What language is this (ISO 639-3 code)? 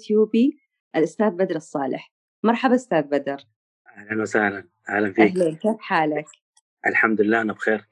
ara